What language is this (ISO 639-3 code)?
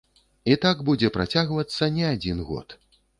bel